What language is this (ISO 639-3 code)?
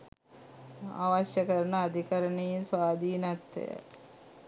sin